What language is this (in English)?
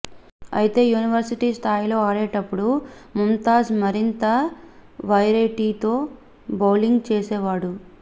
Telugu